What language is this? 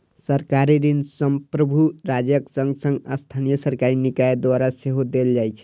Maithili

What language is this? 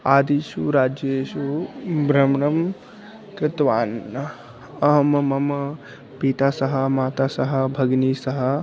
Sanskrit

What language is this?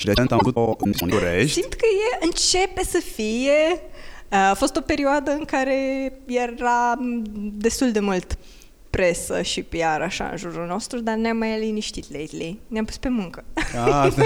Romanian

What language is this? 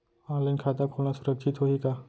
Chhattisgarhi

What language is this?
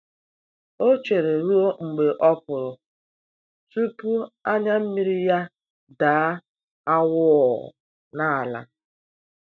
Igbo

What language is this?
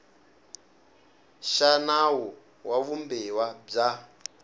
Tsonga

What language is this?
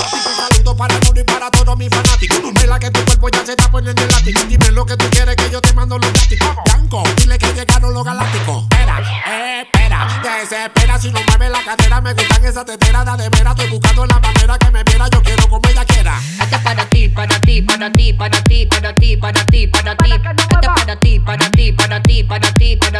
Thai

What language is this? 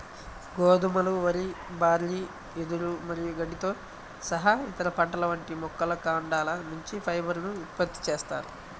Telugu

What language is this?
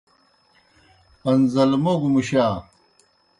Kohistani Shina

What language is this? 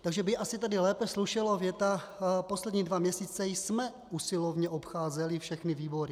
Czech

